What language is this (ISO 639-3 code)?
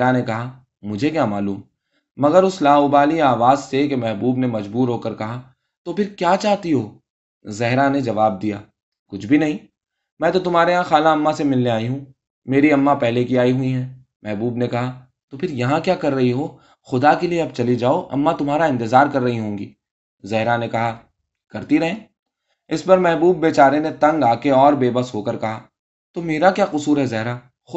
urd